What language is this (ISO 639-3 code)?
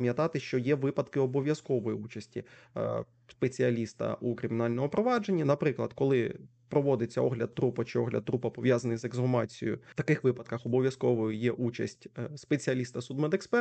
ukr